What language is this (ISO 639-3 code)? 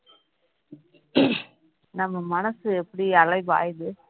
tam